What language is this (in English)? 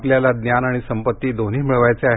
Marathi